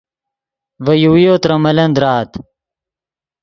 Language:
Yidgha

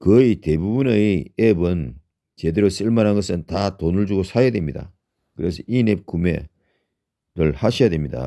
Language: Korean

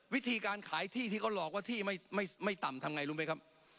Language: Thai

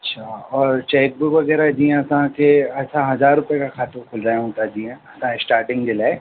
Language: Sindhi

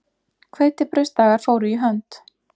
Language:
Icelandic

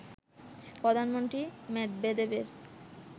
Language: Bangla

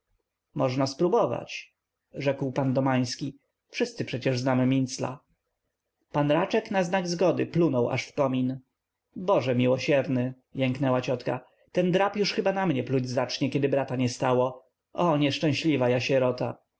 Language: Polish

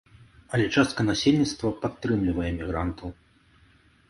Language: Belarusian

